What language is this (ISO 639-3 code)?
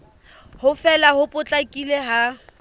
sot